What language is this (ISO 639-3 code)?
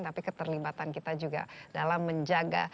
ind